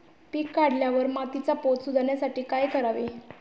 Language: Marathi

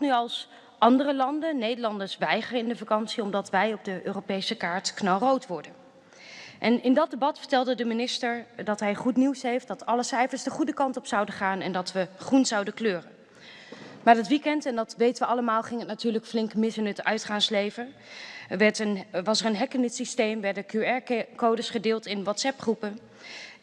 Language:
Dutch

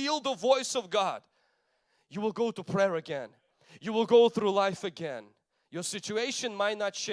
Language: English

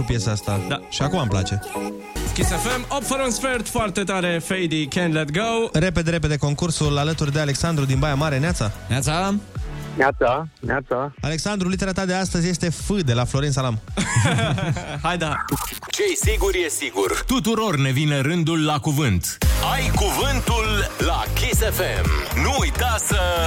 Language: Romanian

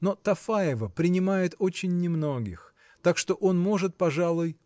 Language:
Russian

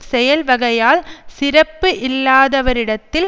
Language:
Tamil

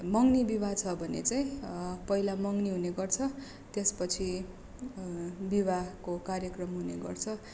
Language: Nepali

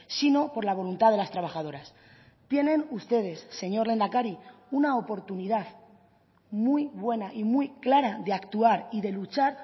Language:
Spanish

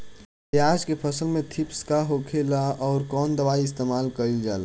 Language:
Bhojpuri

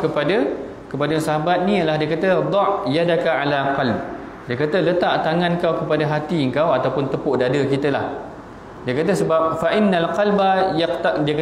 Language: Malay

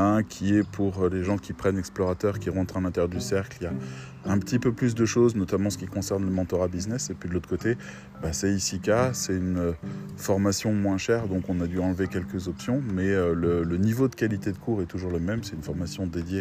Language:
French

